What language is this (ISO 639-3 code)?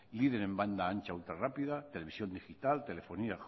spa